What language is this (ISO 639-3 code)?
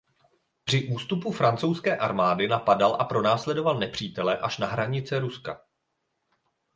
ces